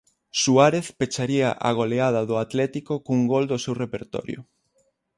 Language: Galician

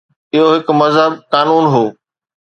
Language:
Sindhi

